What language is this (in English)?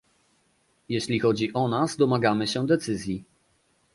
Polish